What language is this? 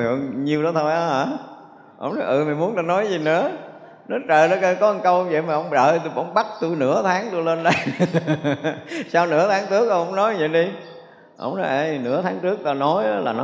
Vietnamese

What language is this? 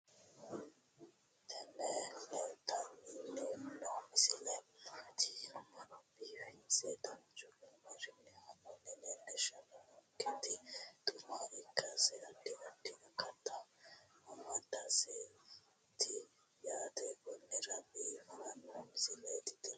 Sidamo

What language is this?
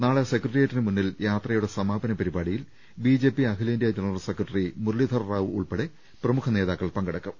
Malayalam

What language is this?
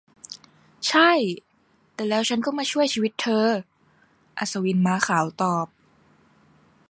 Thai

